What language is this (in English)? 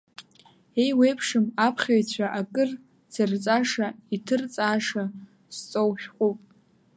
Abkhazian